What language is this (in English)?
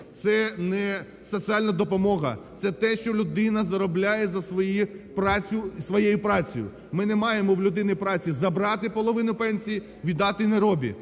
Ukrainian